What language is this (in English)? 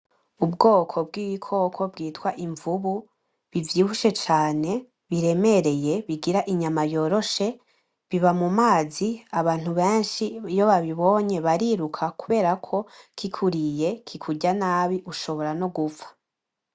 Rundi